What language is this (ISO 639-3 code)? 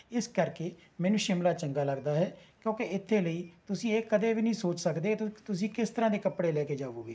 pan